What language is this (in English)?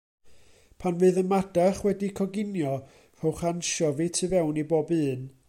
Welsh